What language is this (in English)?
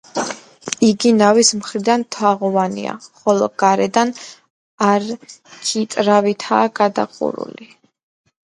Georgian